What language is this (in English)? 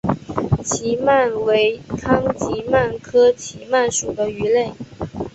Chinese